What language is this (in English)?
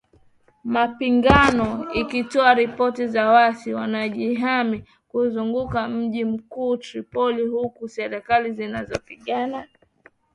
Swahili